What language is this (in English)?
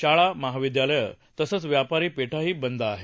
Marathi